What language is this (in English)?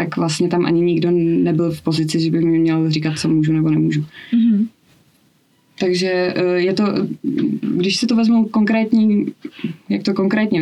Czech